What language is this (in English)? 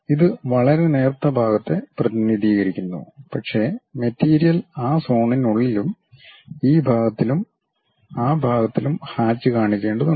Malayalam